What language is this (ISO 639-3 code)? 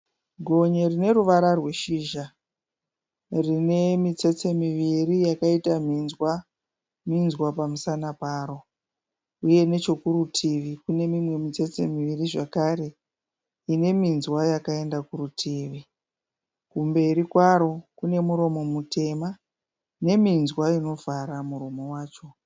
sna